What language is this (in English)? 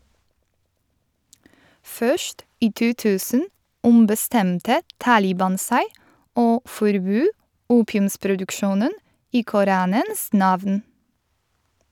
Norwegian